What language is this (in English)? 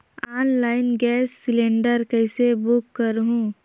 Chhattisgarhi